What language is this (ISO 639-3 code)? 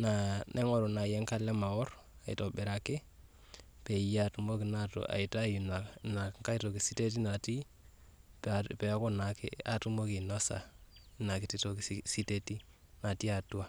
mas